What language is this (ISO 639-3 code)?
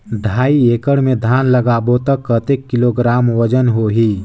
hne